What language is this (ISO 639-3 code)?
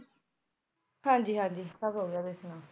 pan